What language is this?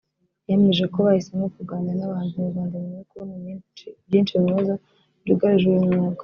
Kinyarwanda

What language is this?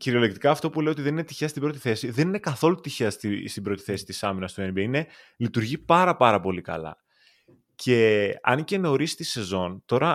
Greek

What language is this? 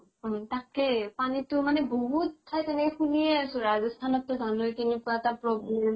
Assamese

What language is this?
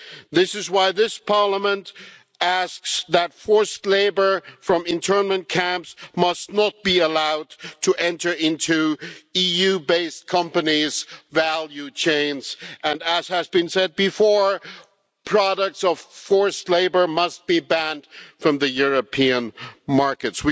English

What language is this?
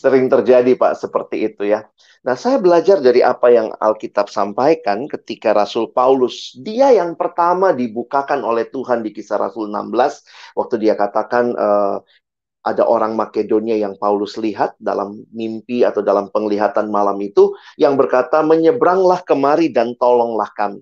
Indonesian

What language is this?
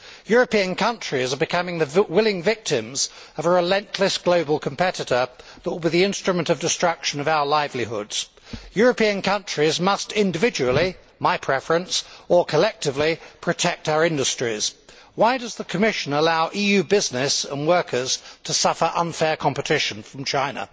English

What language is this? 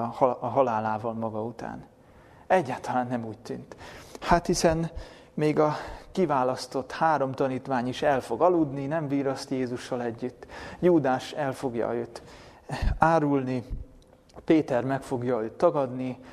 Hungarian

